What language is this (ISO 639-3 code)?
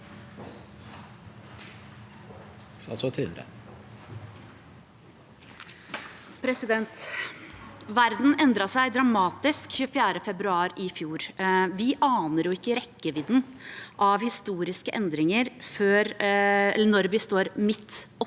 nor